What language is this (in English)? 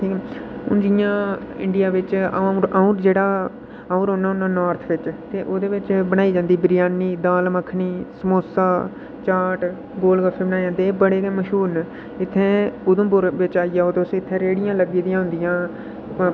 Dogri